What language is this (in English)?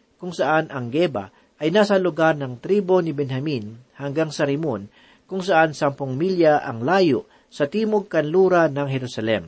Filipino